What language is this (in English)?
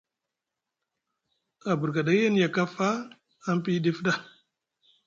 Musgu